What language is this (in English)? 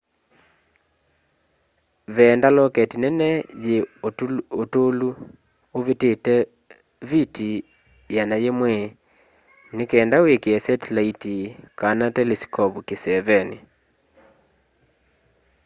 Kamba